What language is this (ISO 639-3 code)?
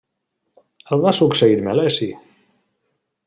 cat